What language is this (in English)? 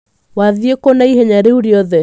Kikuyu